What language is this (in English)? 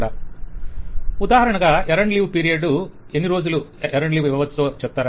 Telugu